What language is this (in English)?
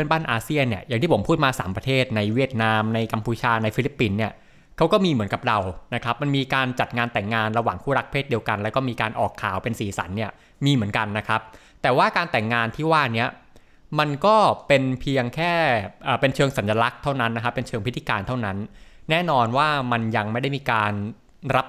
Thai